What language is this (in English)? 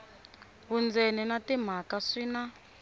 Tsonga